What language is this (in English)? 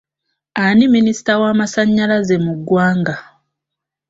Ganda